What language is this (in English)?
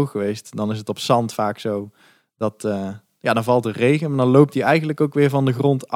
Dutch